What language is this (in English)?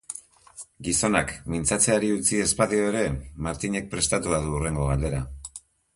Basque